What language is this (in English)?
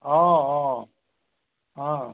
Assamese